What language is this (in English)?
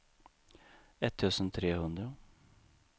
Swedish